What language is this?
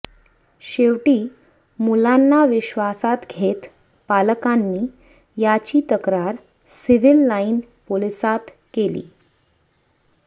Marathi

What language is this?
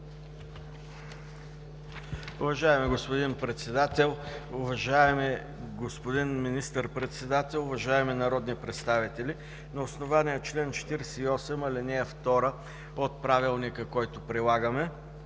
Bulgarian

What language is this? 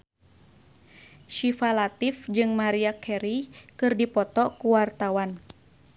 Sundanese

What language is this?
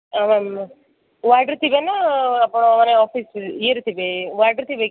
Odia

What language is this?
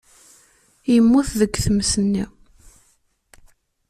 Kabyle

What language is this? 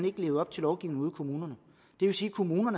Danish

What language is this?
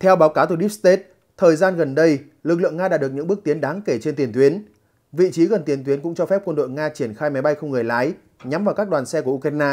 Vietnamese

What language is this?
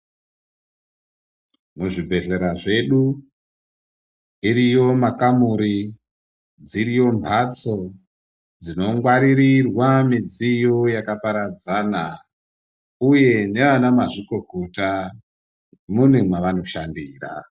Ndau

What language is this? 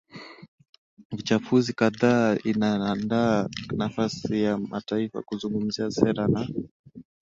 Swahili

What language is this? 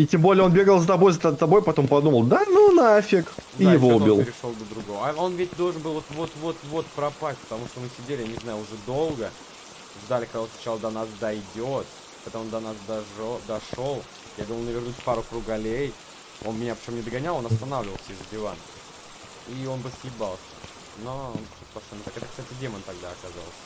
Russian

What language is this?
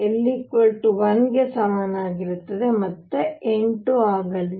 Kannada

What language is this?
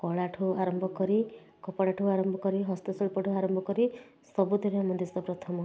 Odia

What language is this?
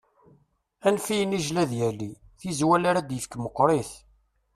Kabyle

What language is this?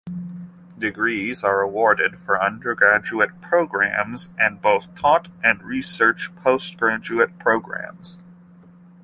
English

